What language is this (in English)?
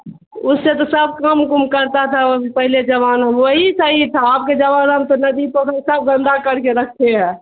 Urdu